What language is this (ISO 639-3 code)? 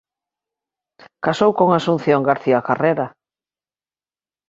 glg